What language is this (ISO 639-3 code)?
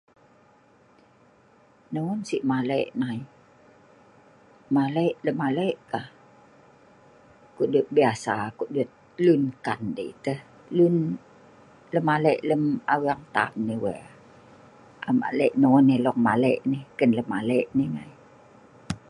snv